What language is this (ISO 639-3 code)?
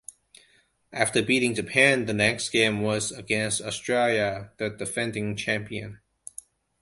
eng